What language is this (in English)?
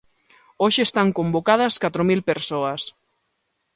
Galician